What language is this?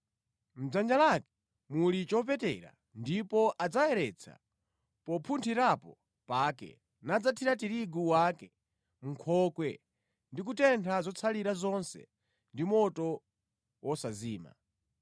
Nyanja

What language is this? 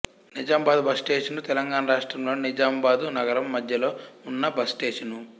Telugu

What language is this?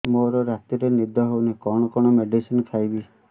Odia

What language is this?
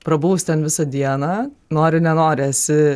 Lithuanian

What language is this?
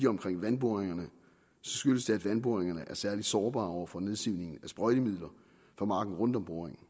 Danish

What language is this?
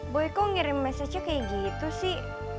Indonesian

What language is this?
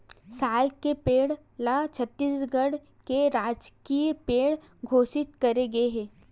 Chhattisgarhi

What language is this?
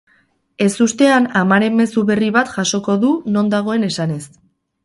Basque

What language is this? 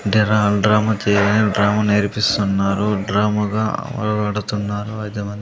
Telugu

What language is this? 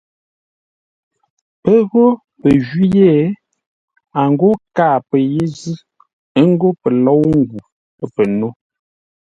Ngombale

